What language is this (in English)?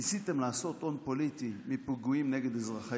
Hebrew